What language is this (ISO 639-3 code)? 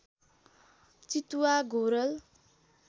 nep